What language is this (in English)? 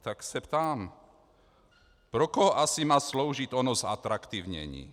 Czech